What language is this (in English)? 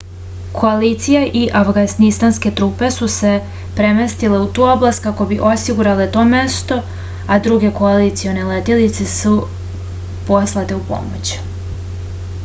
Serbian